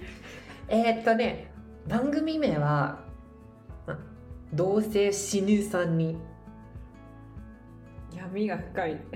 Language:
Japanese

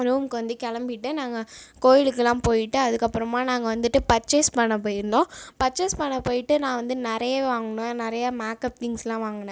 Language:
Tamil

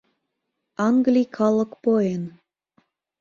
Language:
Mari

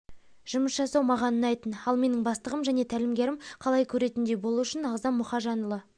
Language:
Kazakh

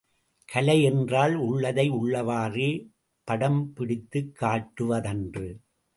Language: Tamil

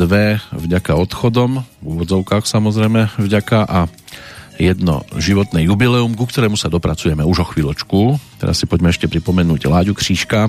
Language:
Slovak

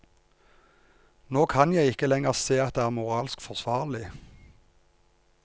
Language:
Norwegian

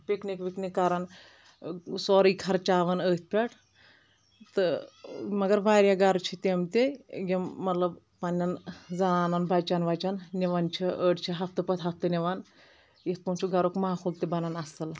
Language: Kashmiri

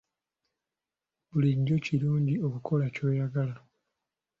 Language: Ganda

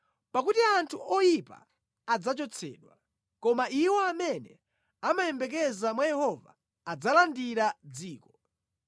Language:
Nyanja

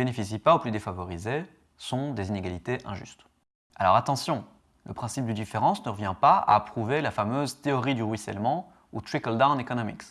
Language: French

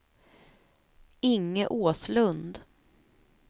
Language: Swedish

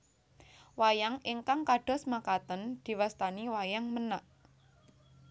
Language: Javanese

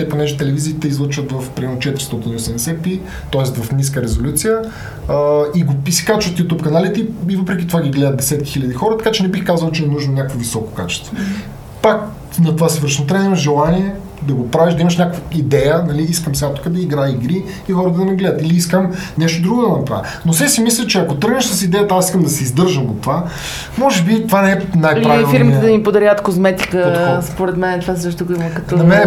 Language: Bulgarian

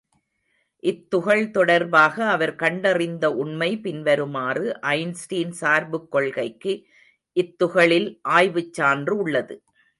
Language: Tamil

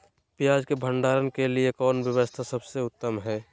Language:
Magahi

